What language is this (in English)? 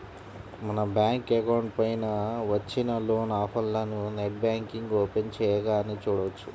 Telugu